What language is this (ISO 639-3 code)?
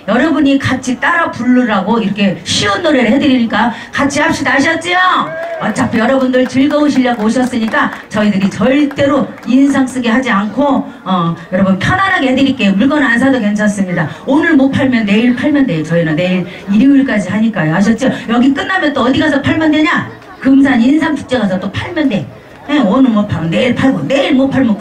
kor